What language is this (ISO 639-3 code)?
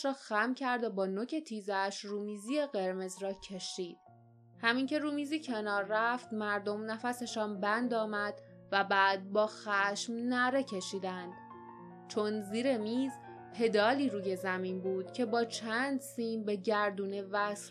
fas